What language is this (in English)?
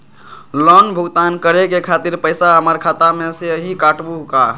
Magahi